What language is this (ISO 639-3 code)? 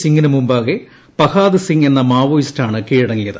mal